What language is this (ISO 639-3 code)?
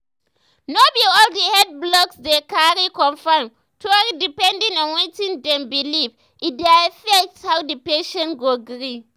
pcm